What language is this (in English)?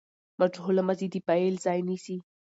Pashto